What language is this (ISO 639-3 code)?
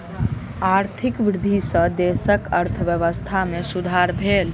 mai